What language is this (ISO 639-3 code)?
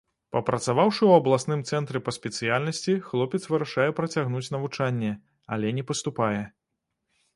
bel